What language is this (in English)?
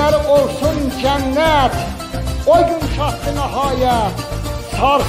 Turkish